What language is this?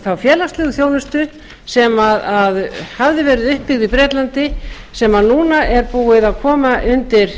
Icelandic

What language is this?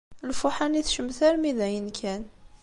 Kabyle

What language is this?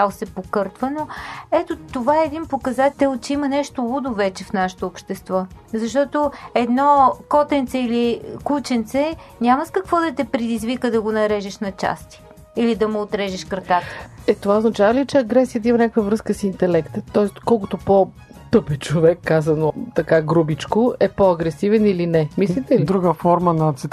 Bulgarian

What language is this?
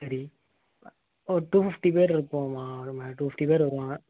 Tamil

